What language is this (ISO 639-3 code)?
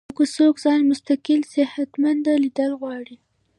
pus